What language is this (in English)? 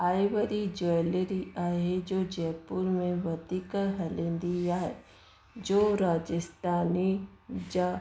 Sindhi